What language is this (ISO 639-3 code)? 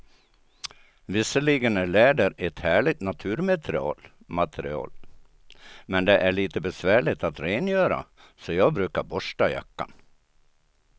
swe